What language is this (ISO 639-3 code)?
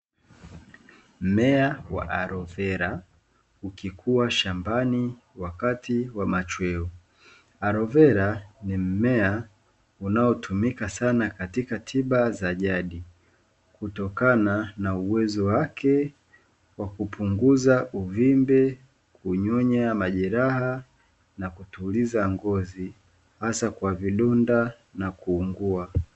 swa